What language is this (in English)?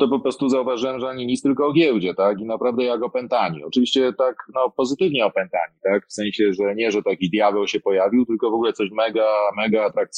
Polish